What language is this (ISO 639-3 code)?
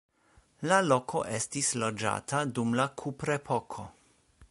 epo